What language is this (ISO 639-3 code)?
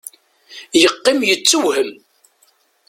kab